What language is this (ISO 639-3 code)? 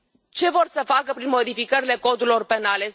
ron